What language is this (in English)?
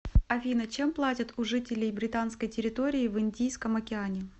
Russian